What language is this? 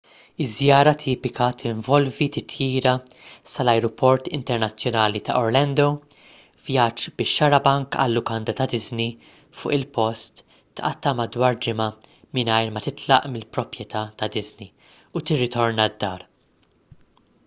Maltese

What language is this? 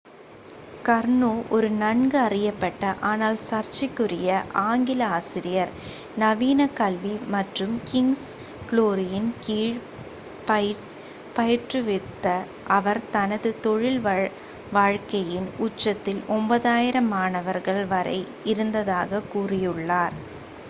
Tamil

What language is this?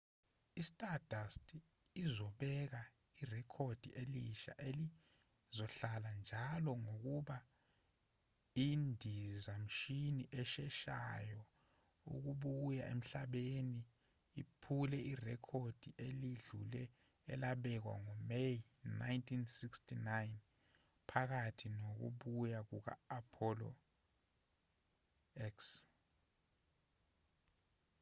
Zulu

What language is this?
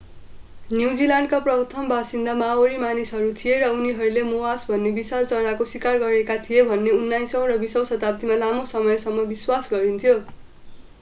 Nepali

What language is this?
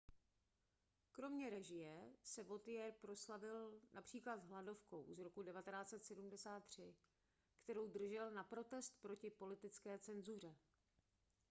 Czech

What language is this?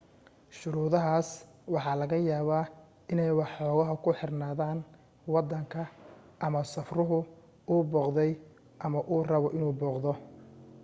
Somali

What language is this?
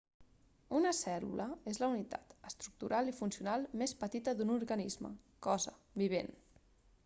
Catalan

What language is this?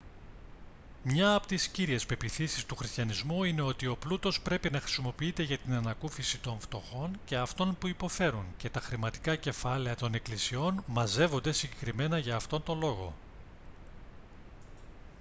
Greek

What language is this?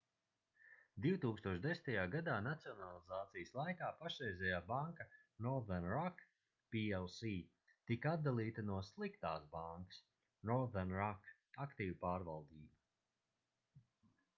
Latvian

